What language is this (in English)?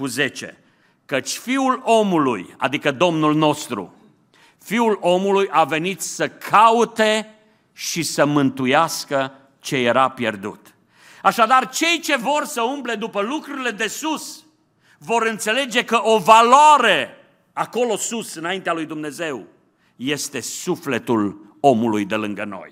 Romanian